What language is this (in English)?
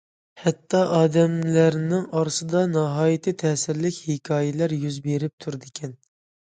Uyghur